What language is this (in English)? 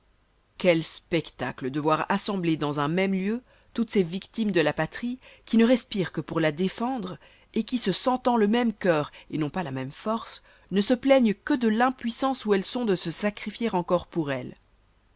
French